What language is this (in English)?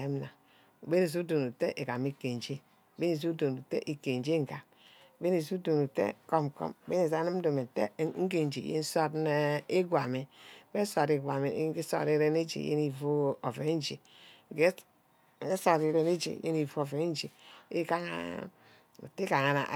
Ubaghara